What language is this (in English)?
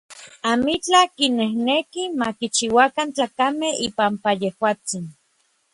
Orizaba Nahuatl